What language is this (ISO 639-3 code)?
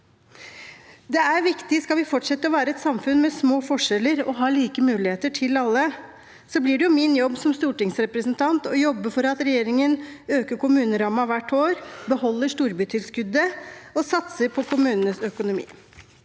nor